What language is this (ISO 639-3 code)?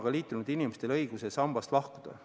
est